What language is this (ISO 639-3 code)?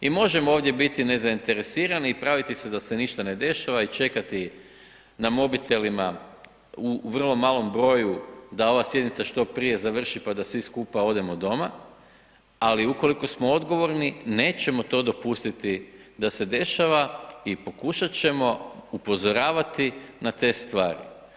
hrv